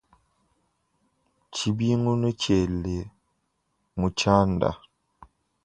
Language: Luba-Lulua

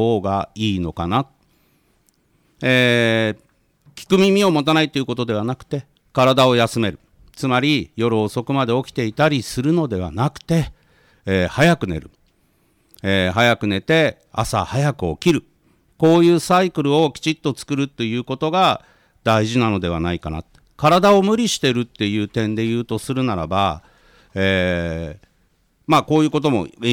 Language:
Japanese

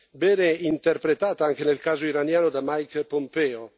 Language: Italian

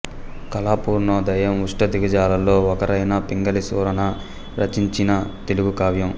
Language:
Telugu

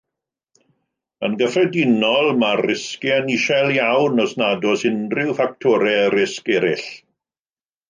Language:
Welsh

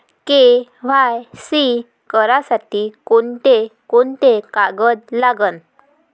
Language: Marathi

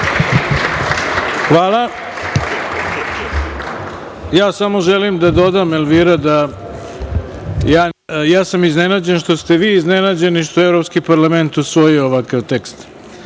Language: Serbian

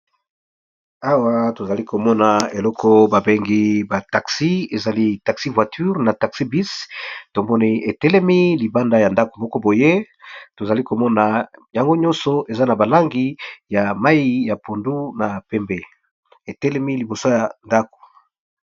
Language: Lingala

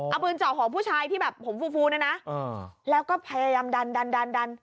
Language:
Thai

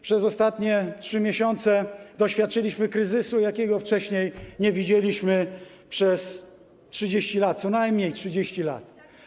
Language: Polish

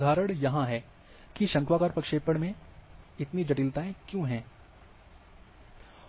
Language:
Hindi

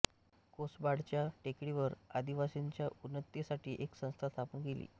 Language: Marathi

